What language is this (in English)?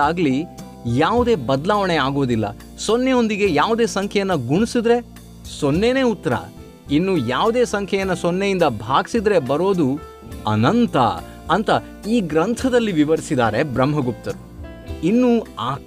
Kannada